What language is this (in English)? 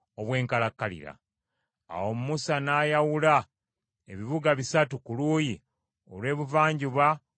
Ganda